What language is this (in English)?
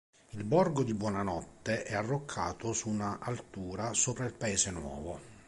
Italian